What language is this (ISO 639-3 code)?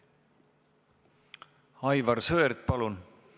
est